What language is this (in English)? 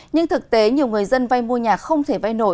Vietnamese